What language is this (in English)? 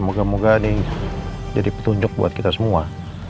Indonesian